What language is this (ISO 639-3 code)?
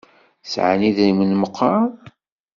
kab